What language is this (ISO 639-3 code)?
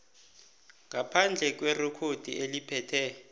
nbl